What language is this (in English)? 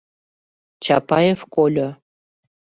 Mari